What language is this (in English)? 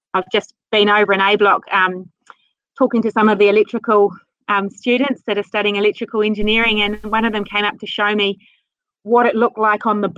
English